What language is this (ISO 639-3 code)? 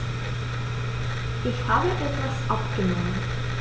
deu